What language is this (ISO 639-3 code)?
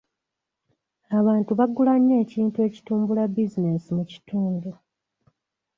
lug